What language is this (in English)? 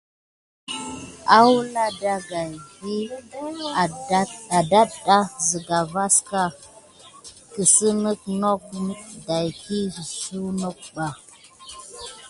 Gidar